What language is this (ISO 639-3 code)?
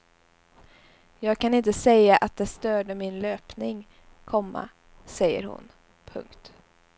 swe